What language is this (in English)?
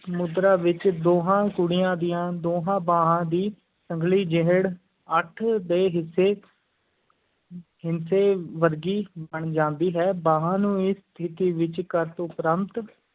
Punjabi